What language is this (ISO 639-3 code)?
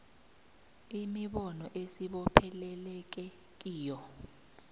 nbl